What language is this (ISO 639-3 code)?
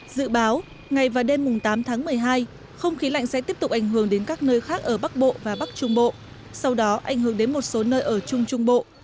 vie